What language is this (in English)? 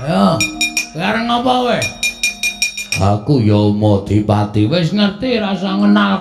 Indonesian